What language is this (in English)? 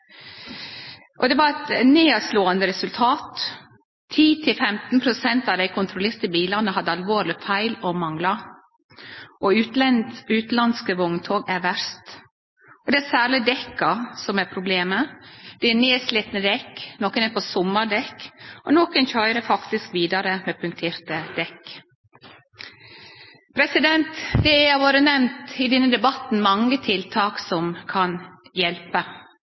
Norwegian Nynorsk